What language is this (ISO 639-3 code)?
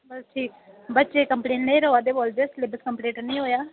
doi